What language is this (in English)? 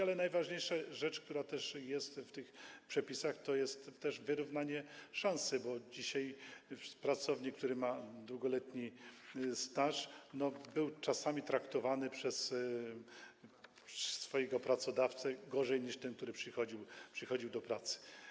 Polish